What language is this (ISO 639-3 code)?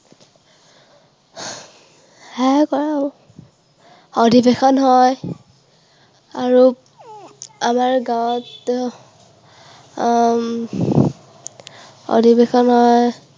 asm